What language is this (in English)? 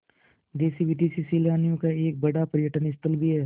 Hindi